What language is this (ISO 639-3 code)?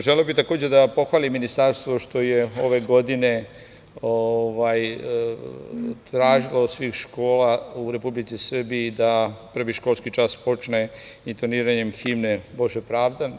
srp